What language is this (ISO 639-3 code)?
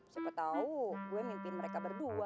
ind